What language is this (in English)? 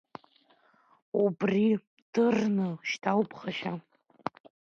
Abkhazian